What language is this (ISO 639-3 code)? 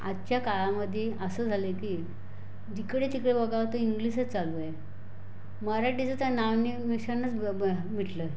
mar